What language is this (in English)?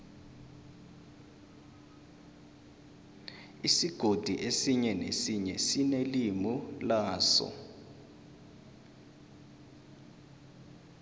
South Ndebele